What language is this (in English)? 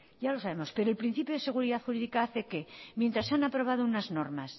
Spanish